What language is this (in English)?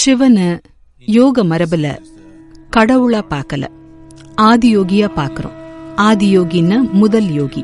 Tamil